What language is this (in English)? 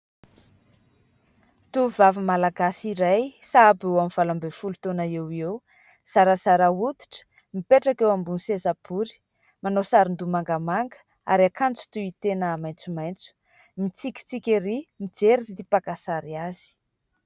Malagasy